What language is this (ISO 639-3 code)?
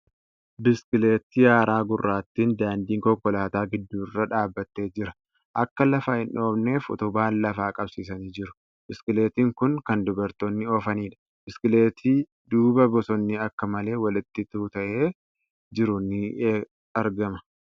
orm